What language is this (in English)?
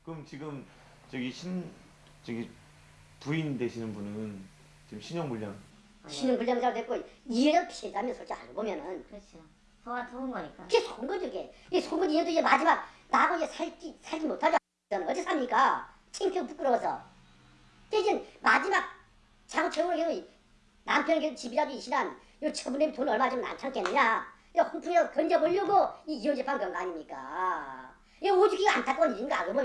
Korean